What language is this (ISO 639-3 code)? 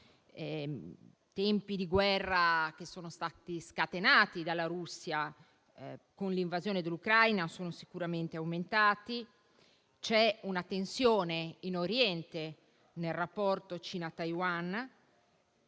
ita